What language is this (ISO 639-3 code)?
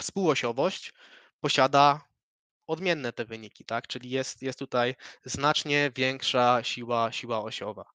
pol